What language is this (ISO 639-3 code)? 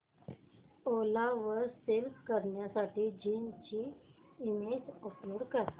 mar